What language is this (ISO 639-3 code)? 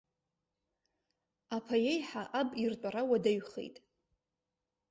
abk